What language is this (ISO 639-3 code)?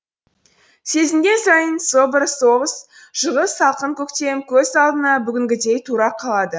kaz